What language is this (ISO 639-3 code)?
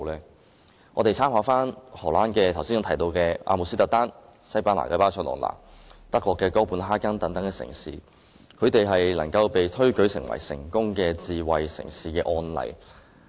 yue